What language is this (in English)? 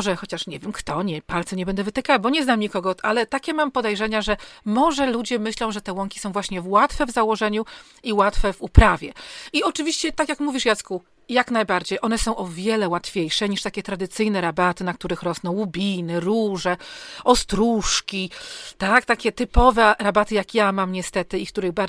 Polish